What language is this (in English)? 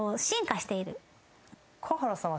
Japanese